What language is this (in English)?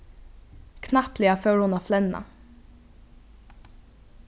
Faroese